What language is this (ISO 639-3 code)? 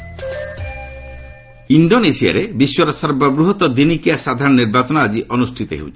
ori